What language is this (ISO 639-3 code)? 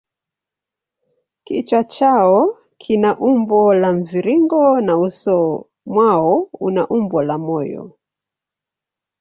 swa